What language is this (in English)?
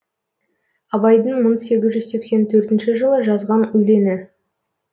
Kazakh